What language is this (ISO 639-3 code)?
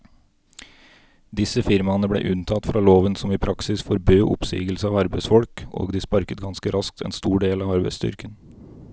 nor